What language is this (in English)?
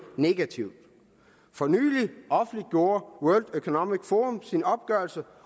Danish